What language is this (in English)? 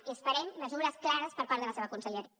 Catalan